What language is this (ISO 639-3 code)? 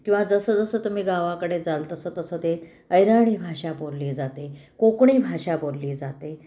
mar